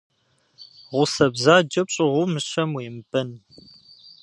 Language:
Kabardian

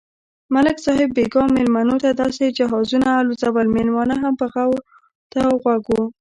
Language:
Pashto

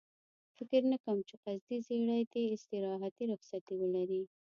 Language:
Pashto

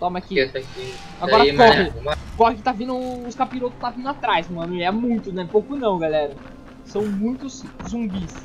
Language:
Portuguese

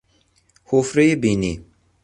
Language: Persian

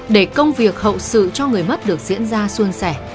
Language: Vietnamese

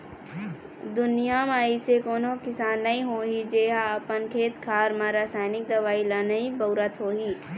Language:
Chhattisgarhi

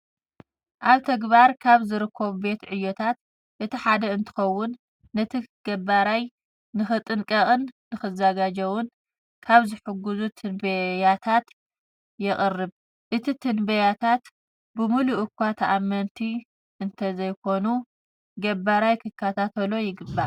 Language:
Tigrinya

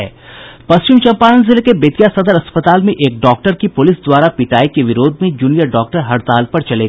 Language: Hindi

